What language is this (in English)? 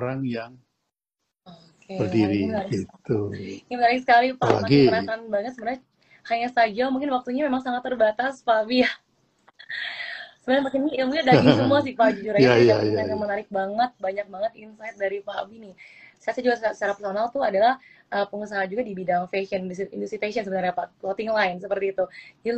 Indonesian